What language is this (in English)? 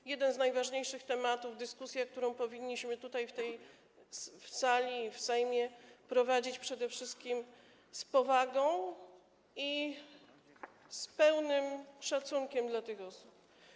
Polish